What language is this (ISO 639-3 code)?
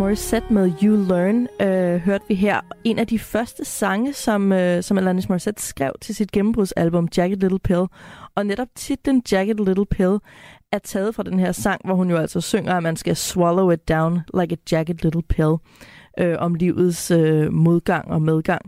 dan